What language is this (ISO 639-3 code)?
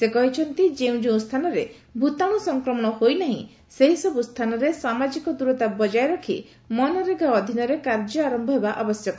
ori